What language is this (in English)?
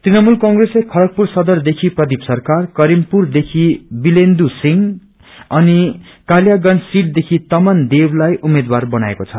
Nepali